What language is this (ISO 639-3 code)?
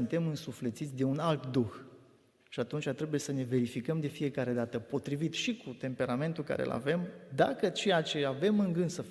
ron